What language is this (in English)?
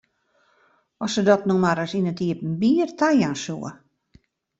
Western Frisian